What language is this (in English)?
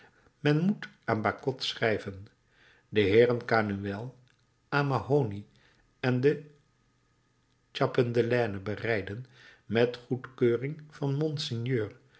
Dutch